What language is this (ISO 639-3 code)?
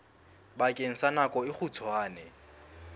sot